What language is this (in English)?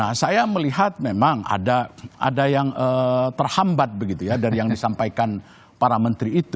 Indonesian